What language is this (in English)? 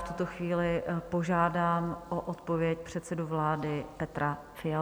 Czech